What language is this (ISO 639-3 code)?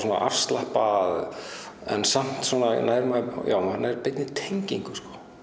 isl